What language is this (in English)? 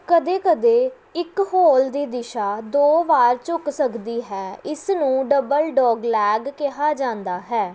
Punjabi